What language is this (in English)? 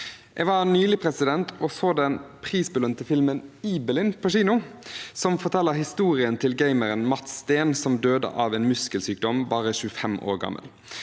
Norwegian